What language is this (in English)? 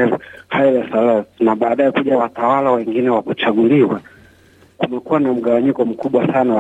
Swahili